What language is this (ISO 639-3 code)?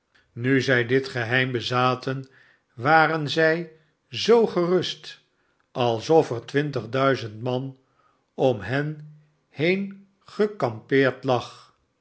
nld